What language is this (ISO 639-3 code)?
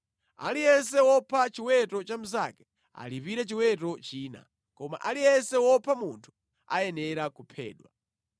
nya